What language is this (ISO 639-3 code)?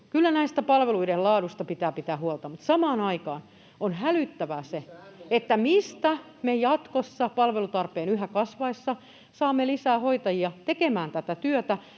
fin